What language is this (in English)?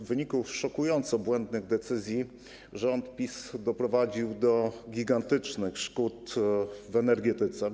Polish